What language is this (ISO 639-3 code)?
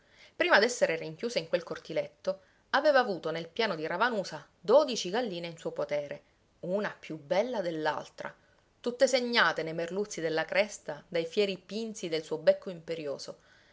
ita